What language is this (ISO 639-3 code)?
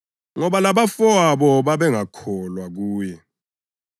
nde